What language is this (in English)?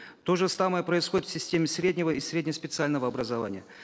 Kazakh